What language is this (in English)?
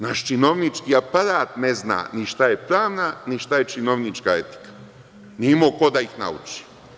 Serbian